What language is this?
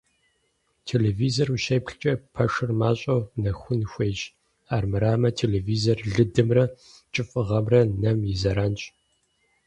Kabardian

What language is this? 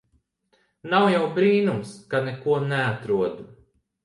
Latvian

